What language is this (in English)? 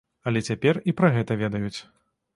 Belarusian